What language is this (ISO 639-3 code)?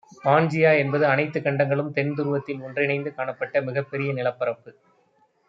tam